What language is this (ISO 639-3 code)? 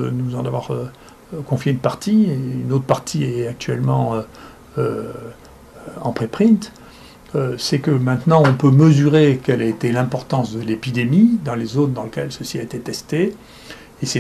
fra